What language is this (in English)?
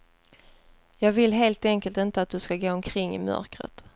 Swedish